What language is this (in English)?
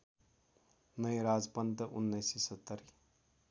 Nepali